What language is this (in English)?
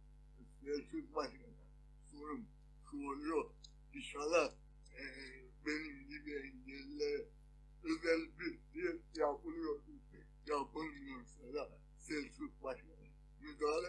Turkish